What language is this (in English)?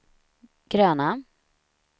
Swedish